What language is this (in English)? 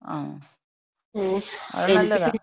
Malayalam